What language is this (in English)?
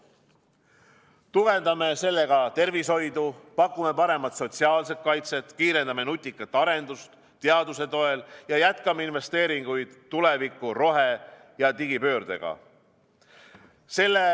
Estonian